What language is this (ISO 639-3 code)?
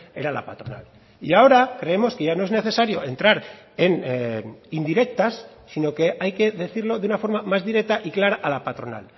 spa